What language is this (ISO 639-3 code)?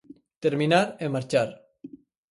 glg